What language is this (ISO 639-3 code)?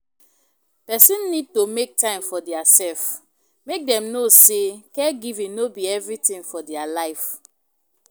pcm